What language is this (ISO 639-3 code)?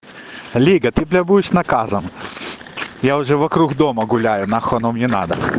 rus